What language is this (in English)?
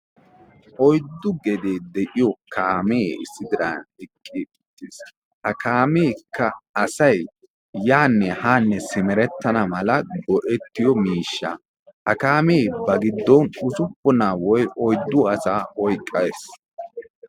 Wolaytta